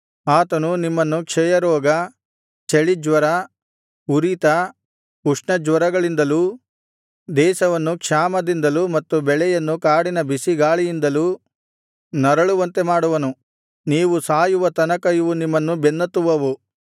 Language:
Kannada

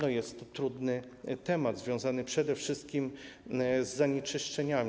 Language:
Polish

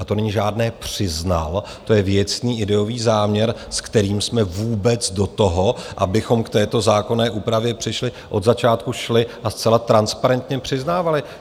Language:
Czech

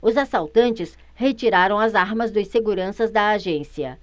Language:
Portuguese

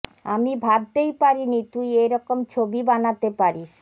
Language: Bangla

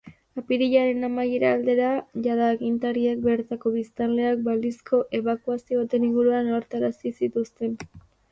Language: Basque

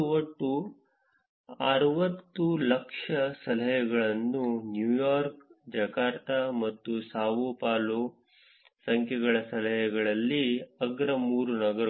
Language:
Kannada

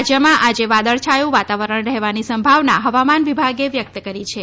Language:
Gujarati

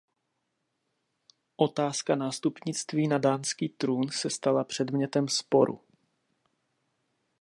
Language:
Czech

